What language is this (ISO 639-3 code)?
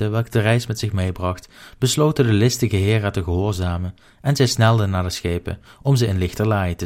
nld